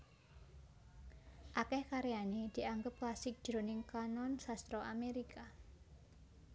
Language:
Javanese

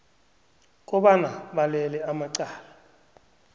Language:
South Ndebele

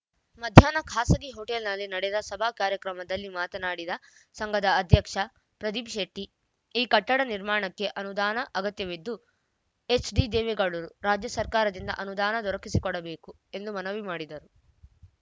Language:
Kannada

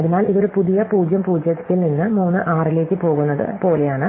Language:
Malayalam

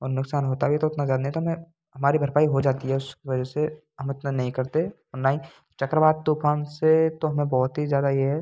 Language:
Hindi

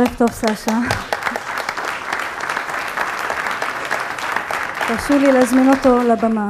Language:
Hebrew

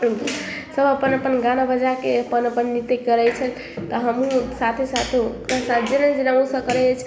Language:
Maithili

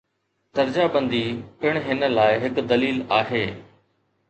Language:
Sindhi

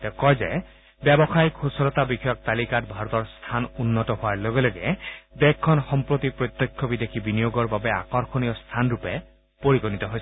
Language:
Assamese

